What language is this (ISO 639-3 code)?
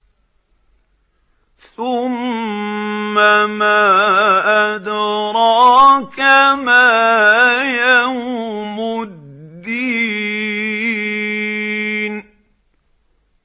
ara